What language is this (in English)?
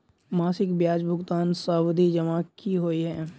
Maithili